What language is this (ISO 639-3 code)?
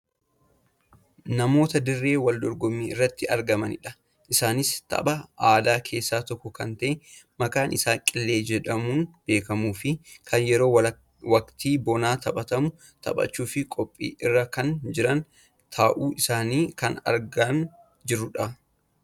orm